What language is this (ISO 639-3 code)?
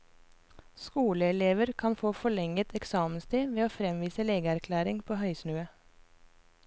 nor